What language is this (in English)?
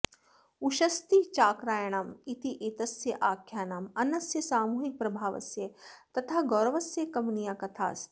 Sanskrit